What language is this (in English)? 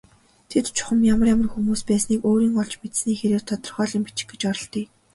Mongolian